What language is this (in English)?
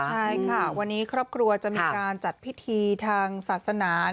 Thai